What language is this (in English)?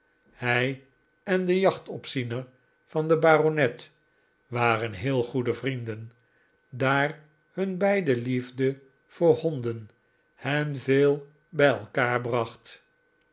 Dutch